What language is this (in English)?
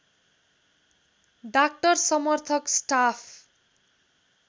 Nepali